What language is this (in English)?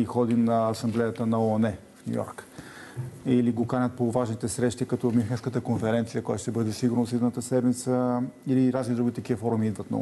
Bulgarian